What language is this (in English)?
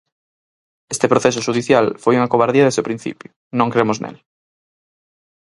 Galician